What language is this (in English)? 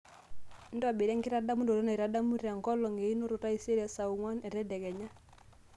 Masai